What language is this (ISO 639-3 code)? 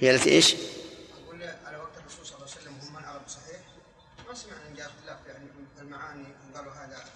ara